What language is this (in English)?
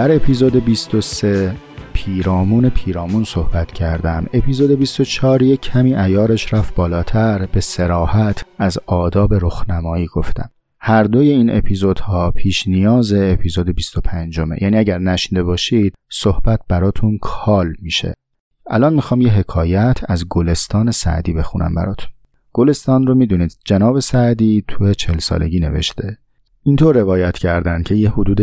Persian